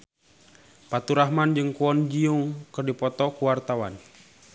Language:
Sundanese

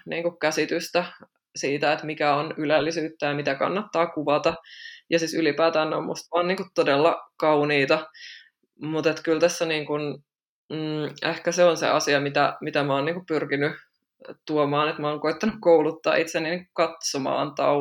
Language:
Finnish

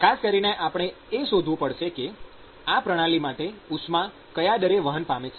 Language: Gujarati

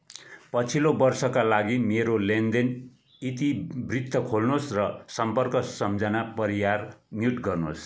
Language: Nepali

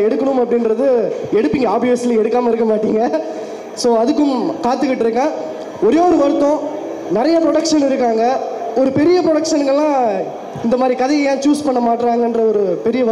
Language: Tamil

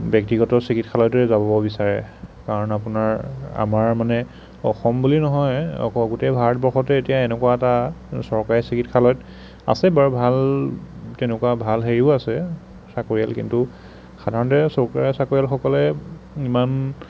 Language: Assamese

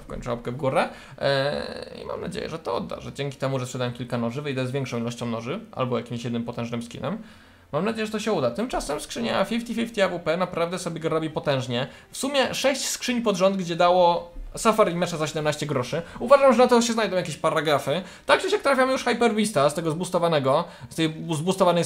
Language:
Polish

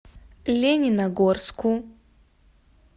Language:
Russian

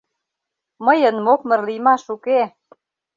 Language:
Mari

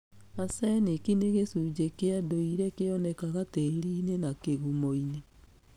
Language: Kikuyu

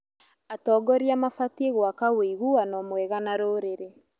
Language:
Kikuyu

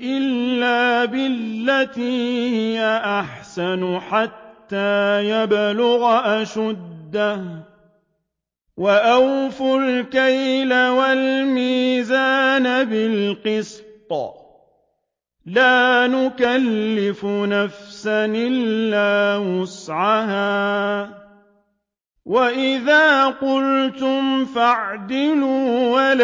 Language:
Arabic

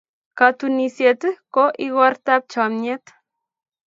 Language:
Kalenjin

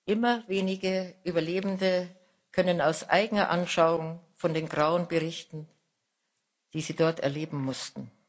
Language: German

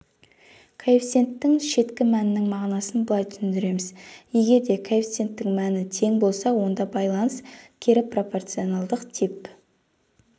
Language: Kazakh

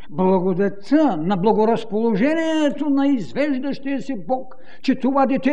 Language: Bulgarian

